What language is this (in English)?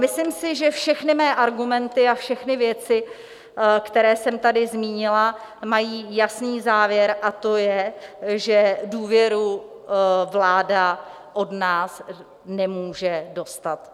Czech